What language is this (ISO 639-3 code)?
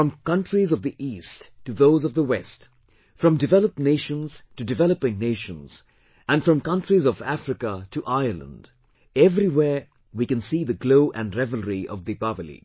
eng